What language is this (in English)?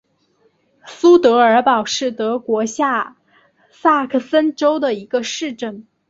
Chinese